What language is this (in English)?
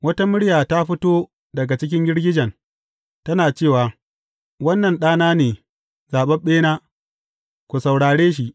Hausa